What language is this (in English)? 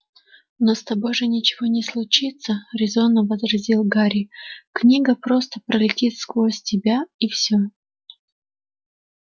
Russian